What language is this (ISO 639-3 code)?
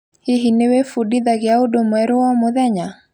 kik